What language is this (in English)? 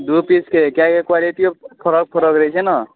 Maithili